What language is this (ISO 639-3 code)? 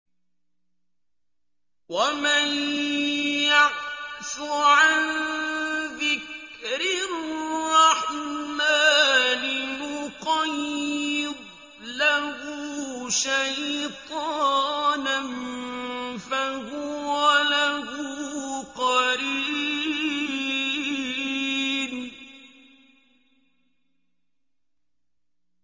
ara